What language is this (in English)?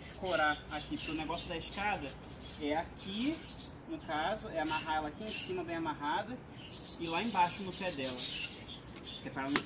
Portuguese